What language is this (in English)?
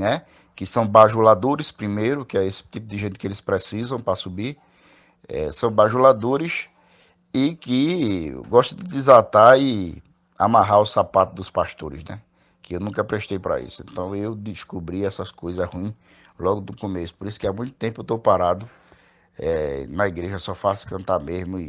Portuguese